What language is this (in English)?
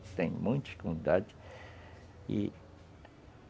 Portuguese